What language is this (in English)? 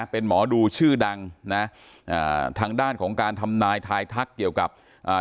Thai